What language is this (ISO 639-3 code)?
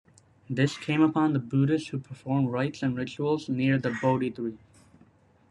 eng